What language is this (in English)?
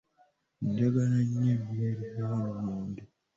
Ganda